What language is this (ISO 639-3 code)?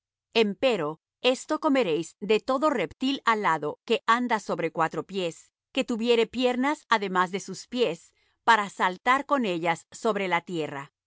spa